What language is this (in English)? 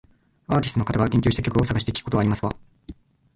Japanese